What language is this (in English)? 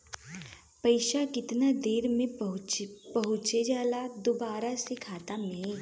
Bhojpuri